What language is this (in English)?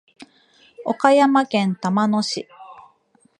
Japanese